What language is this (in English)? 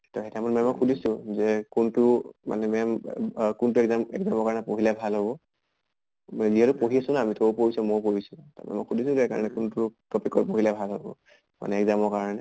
Assamese